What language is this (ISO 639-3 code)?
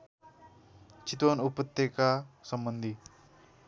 nep